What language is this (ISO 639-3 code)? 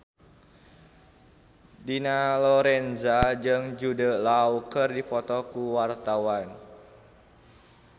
sun